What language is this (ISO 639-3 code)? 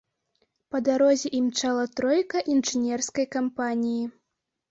bel